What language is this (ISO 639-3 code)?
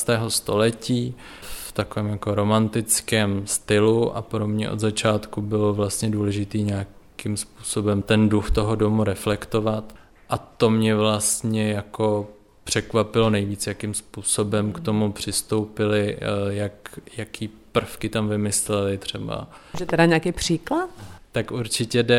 ces